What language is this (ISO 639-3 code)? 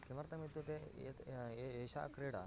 san